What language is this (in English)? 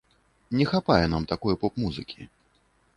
Belarusian